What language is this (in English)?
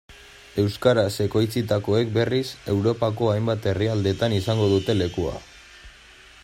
Basque